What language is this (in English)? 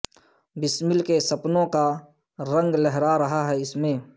Urdu